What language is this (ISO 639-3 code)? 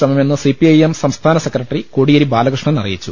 mal